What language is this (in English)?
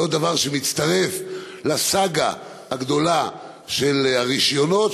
Hebrew